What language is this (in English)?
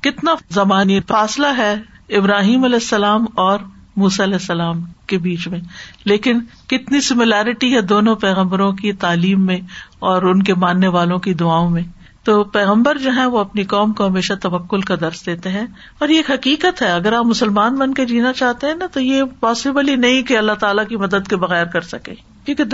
Urdu